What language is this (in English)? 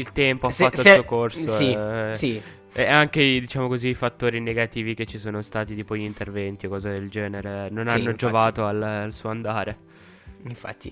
Italian